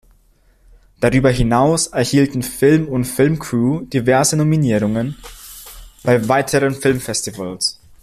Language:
German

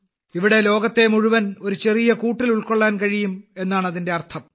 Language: Malayalam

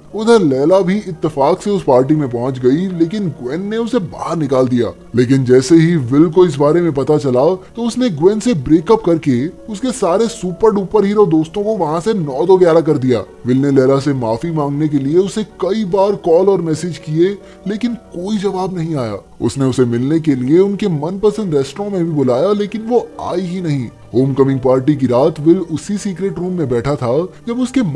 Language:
Hindi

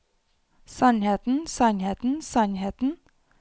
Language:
Norwegian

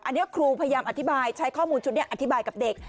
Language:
Thai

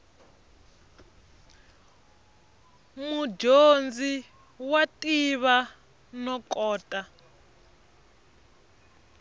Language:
Tsonga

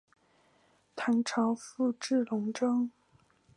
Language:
Chinese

